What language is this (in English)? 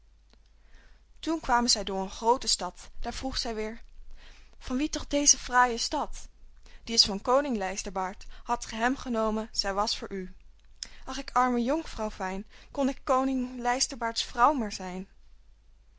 Dutch